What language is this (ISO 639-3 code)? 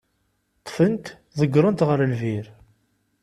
kab